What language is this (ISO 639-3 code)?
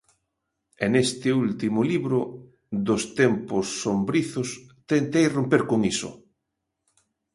glg